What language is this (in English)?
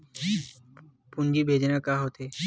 Chhattisgarhi